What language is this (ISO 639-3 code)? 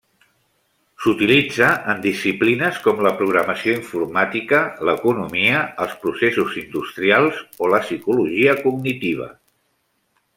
cat